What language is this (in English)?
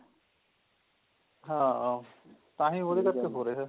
Punjabi